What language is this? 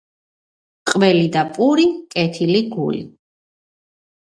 Georgian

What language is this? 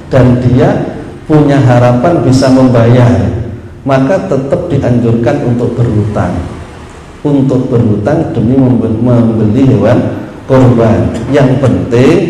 Indonesian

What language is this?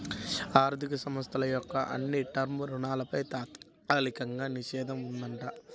Telugu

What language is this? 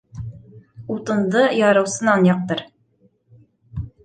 Bashkir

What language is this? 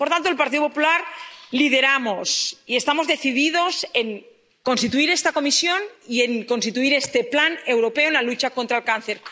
Spanish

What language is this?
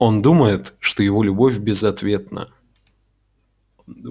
Russian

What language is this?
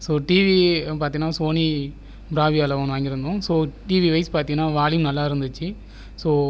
Tamil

